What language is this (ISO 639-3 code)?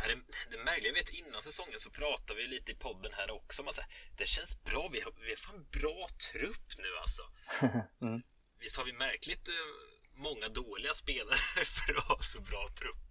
swe